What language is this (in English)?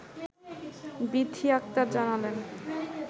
Bangla